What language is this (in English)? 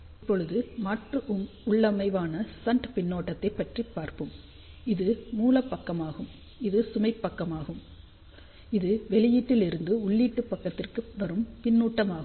Tamil